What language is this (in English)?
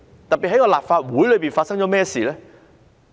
Cantonese